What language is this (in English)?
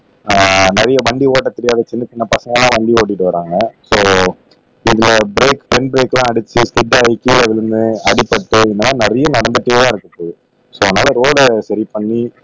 Tamil